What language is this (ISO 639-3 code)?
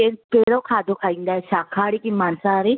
snd